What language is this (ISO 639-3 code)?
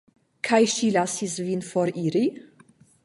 epo